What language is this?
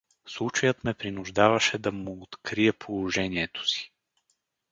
Bulgarian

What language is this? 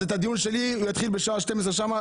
Hebrew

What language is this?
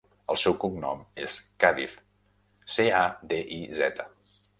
Catalan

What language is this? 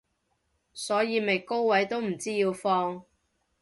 Cantonese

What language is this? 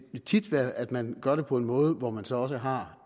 Danish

